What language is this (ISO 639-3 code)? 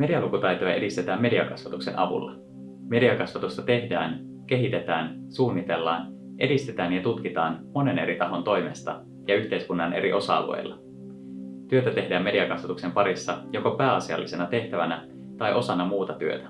fin